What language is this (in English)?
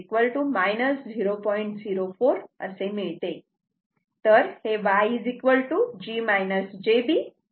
Marathi